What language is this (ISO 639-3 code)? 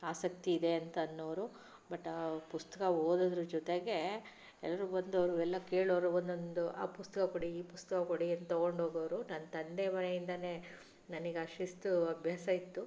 kan